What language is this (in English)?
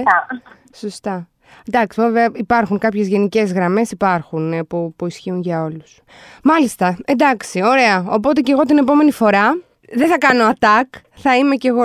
Greek